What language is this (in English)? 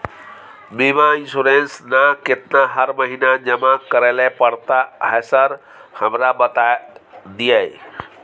Maithili